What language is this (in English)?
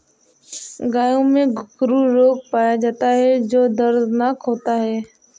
Hindi